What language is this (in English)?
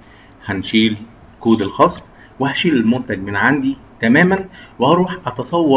Arabic